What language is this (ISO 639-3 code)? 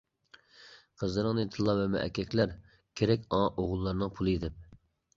uig